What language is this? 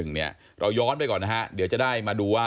Thai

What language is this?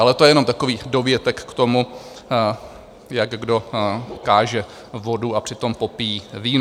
Czech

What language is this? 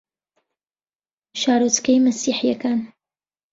Central Kurdish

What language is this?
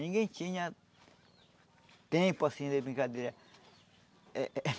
Portuguese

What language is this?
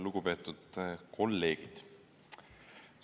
Estonian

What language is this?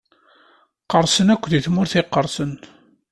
Kabyle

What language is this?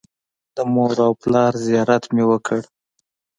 Pashto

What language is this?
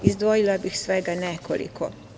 Serbian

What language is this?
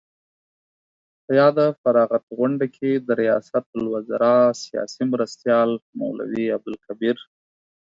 Pashto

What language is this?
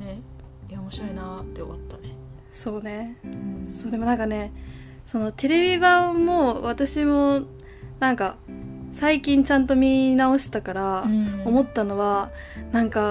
Japanese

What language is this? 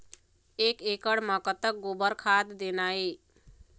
Chhattisgarhi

